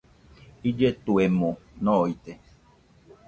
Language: Nüpode Huitoto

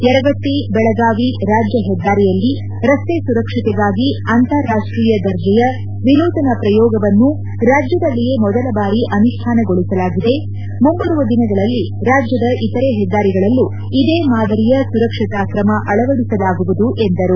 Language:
Kannada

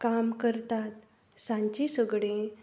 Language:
Konkani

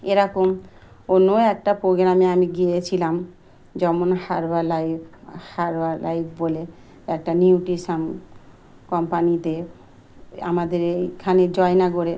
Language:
Bangla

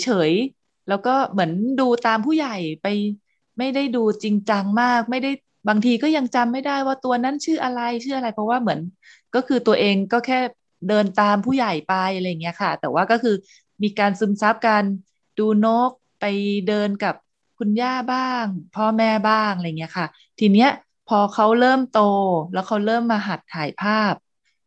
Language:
Thai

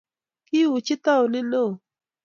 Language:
Kalenjin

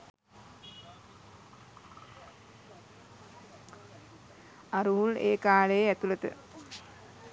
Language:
Sinhala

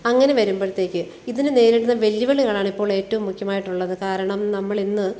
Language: Malayalam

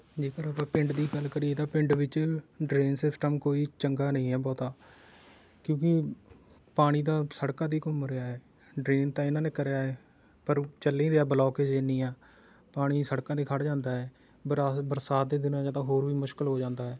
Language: Punjabi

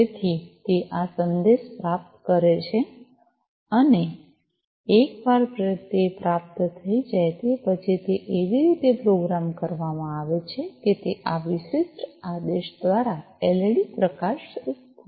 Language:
Gujarati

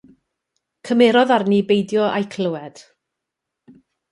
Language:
Welsh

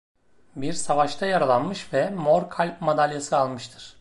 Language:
Turkish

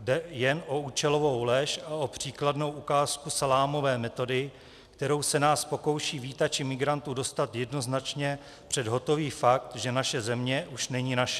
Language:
Czech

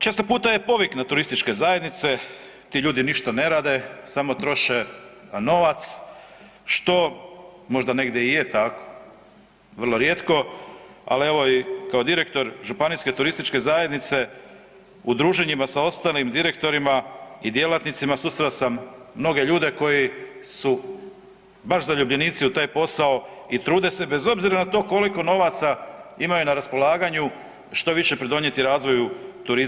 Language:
Croatian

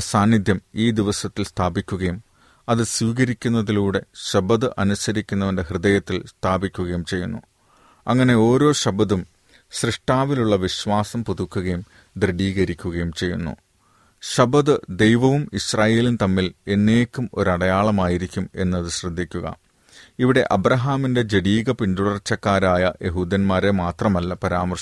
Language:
Malayalam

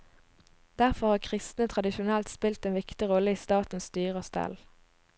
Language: Norwegian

